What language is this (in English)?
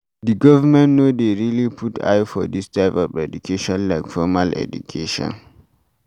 Nigerian Pidgin